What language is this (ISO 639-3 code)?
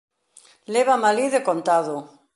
glg